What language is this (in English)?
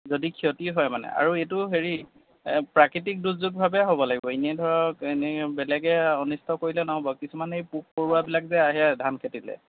Assamese